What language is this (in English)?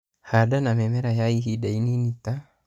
Kikuyu